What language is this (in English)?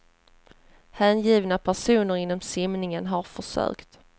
Swedish